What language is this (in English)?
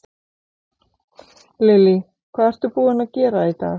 Icelandic